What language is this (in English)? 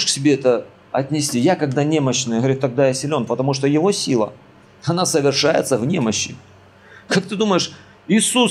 Russian